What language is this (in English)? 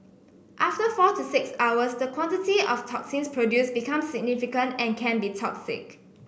English